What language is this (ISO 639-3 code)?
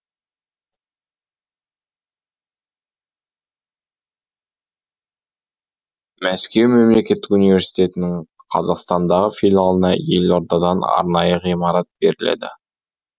kaz